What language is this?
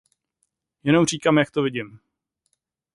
Czech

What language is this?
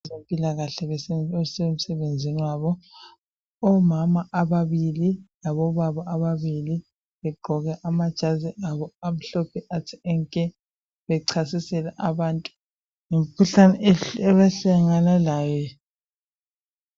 North Ndebele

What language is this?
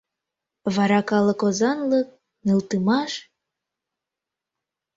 Mari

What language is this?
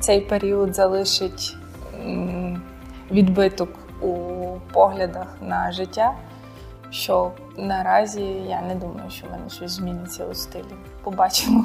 Ukrainian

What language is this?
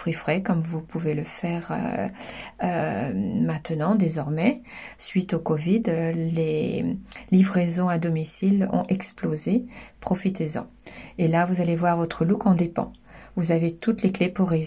French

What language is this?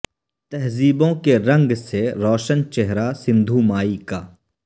Urdu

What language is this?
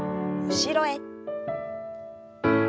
Japanese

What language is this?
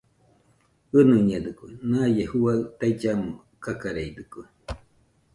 Nüpode Huitoto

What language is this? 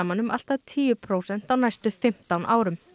Icelandic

